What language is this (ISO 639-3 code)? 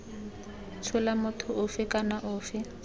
tsn